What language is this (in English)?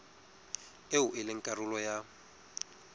Southern Sotho